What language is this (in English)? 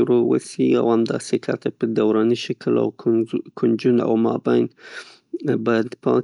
Pashto